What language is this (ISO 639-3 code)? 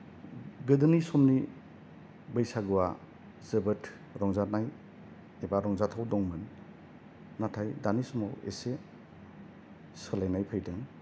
brx